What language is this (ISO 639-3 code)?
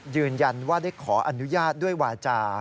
tha